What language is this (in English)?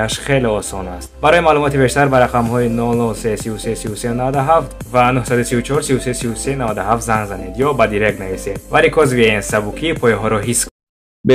Persian